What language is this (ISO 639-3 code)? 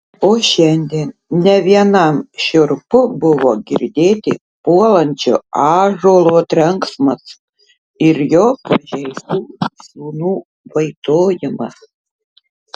lit